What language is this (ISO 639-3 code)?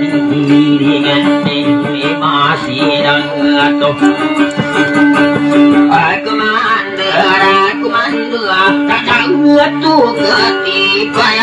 tha